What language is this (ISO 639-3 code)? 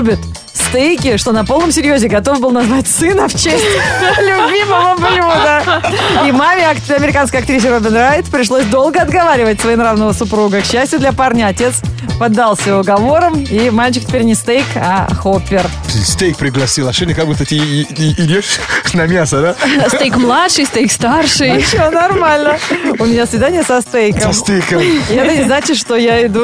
rus